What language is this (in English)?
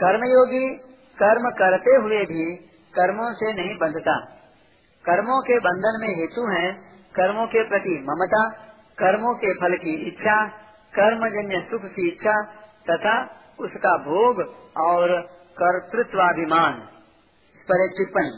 Hindi